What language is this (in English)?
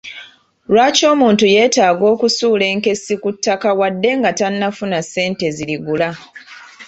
Ganda